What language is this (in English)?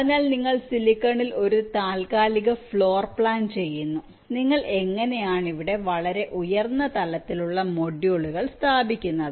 Malayalam